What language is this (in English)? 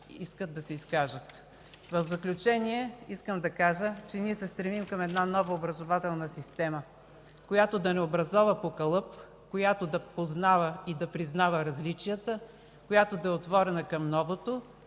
Bulgarian